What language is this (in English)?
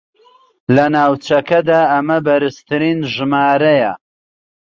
Central Kurdish